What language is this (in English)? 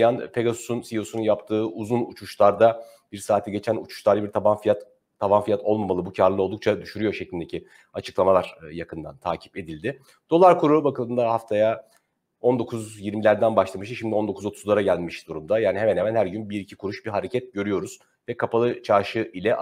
Turkish